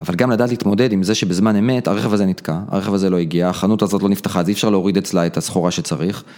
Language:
Hebrew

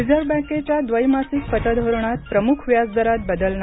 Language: Marathi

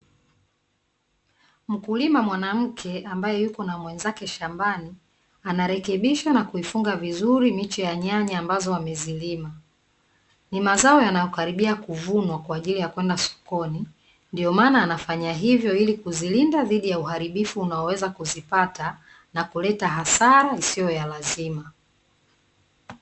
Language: Swahili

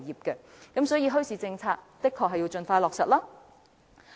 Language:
Cantonese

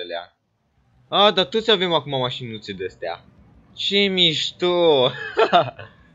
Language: Romanian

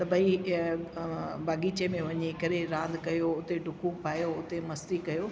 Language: Sindhi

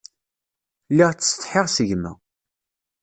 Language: Kabyle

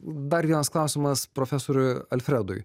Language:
Lithuanian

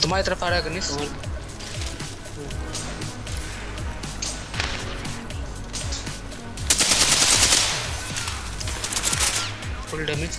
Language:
Hindi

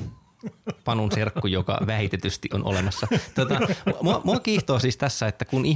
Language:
Finnish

